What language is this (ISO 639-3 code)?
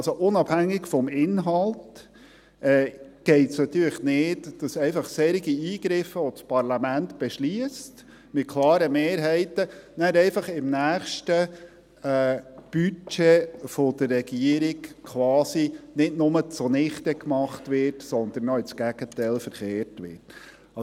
gsw